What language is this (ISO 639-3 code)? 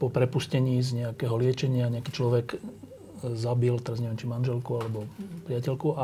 slk